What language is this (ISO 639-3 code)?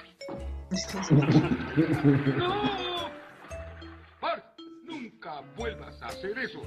spa